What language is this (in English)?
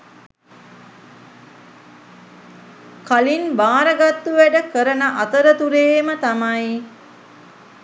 Sinhala